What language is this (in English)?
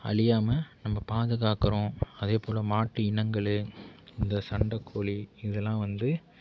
Tamil